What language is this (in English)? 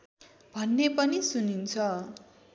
Nepali